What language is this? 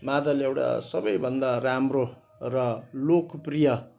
Nepali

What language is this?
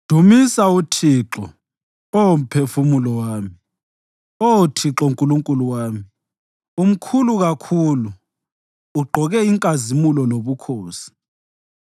North Ndebele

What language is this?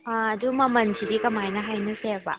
Manipuri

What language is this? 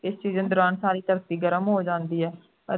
Punjabi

